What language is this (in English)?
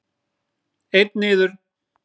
Icelandic